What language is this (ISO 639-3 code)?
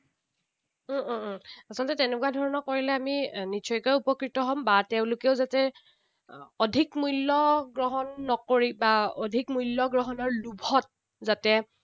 asm